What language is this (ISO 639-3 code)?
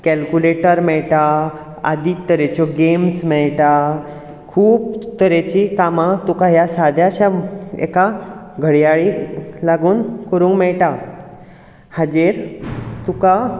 kok